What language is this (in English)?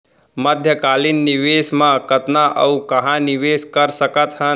Chhattisgarhi